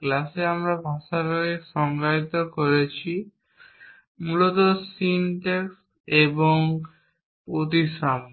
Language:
Bangla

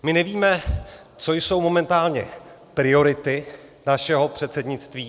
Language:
Czech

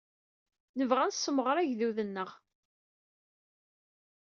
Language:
Kabyle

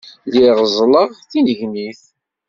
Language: Kabyle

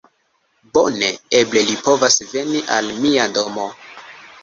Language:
Esperanto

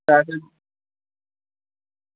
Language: Dogri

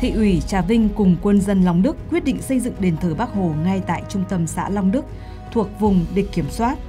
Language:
Vietnamese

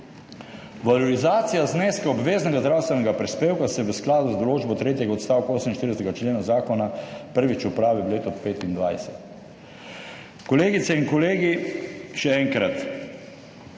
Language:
Slovenian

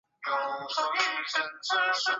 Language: Chinese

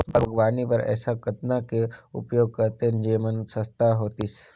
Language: Chhattisgarhi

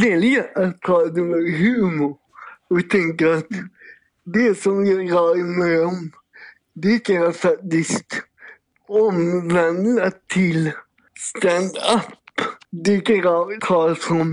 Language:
Swedish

